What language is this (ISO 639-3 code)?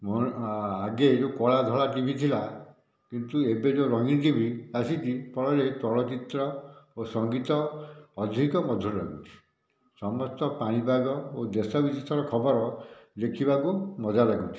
ori